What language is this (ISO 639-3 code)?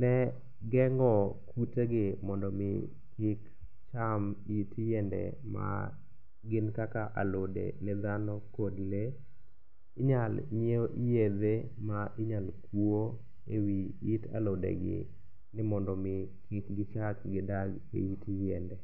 luo